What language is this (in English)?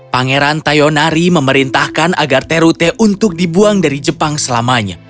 Indonesian